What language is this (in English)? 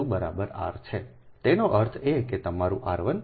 Gujarati